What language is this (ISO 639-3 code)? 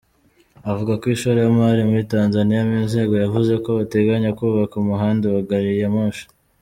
kin